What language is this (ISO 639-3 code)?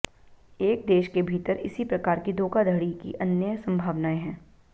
hin